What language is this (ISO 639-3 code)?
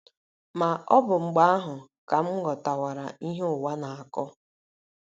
ibo